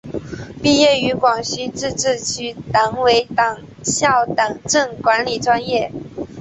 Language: Chinese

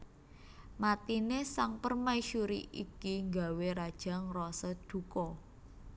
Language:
Javanese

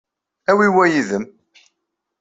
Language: Kabyle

